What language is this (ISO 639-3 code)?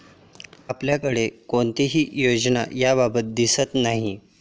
mar